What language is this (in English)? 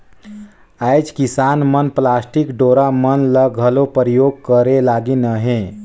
Chhattisgarhi